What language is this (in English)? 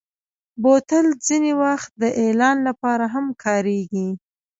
Pashto